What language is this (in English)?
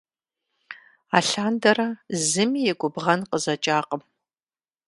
Kabardian